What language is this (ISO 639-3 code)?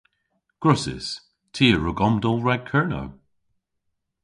cor